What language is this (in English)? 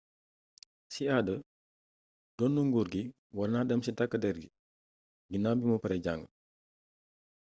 Wolof